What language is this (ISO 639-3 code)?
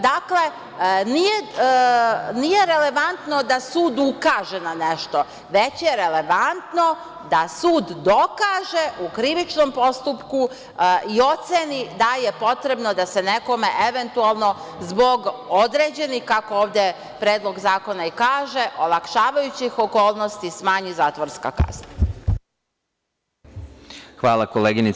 srp